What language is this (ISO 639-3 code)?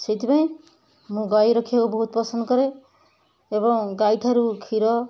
ori